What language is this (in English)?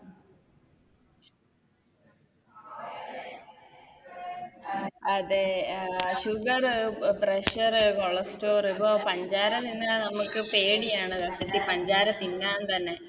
Malayalam